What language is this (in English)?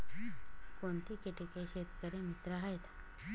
Marathi